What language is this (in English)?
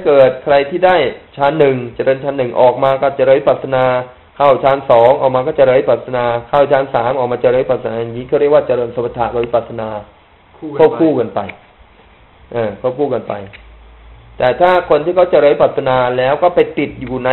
Thai